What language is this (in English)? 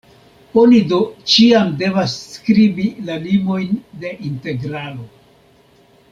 Esperanto